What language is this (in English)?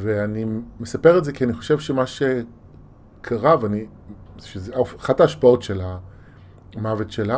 Hebrew